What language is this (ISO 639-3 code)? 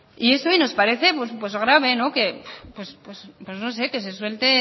spa